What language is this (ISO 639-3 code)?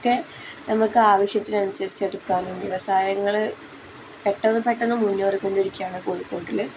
mal